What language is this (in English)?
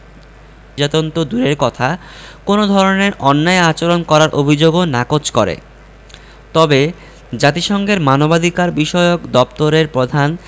Bangla